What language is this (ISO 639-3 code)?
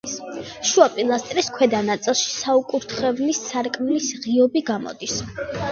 kat